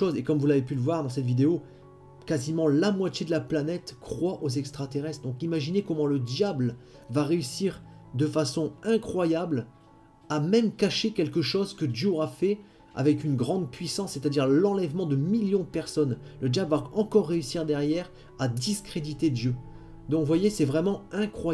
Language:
French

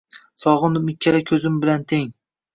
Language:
Uzbek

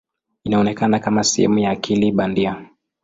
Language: Swahili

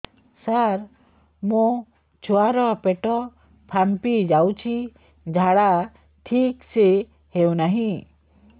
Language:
Odia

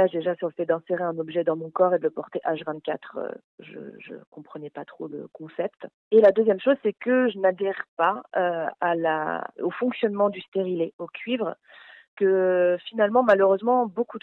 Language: French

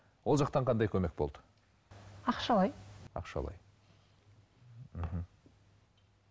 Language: Kazakh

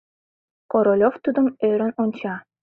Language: Mari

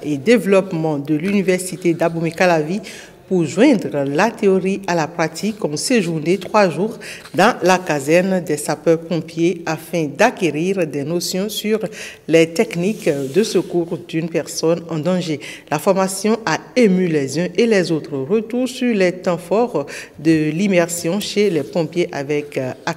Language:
French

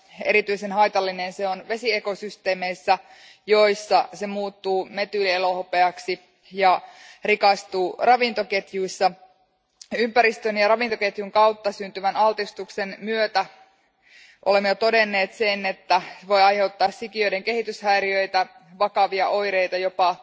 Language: Finnish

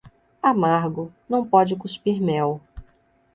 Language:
Portuguese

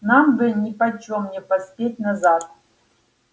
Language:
Russian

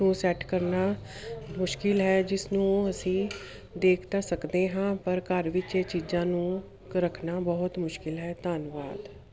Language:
Punjabi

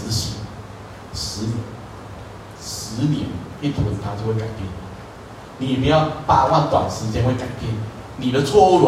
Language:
Chinese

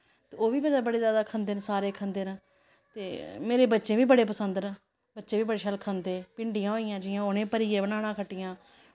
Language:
Dogri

